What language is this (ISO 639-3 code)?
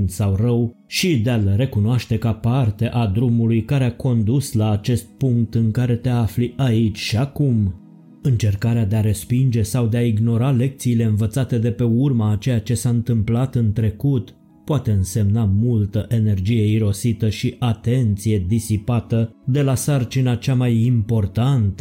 ron